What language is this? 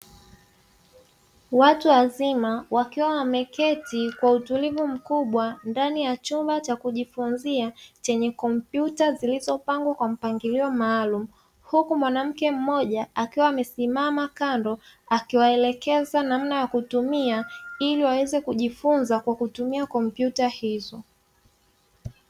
Swahili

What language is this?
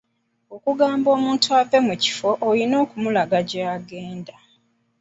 Ganda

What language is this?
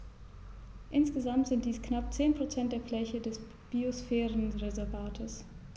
German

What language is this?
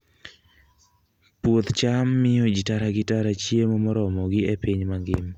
Luo (Kenya and Tanzania)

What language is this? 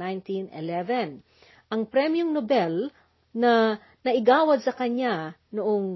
Filipino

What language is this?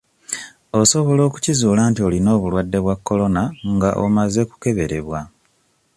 Ganda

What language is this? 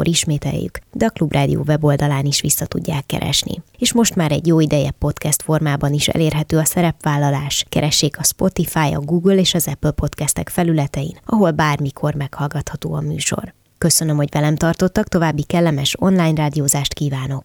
Hungarian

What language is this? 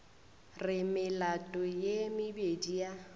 Northern Sotho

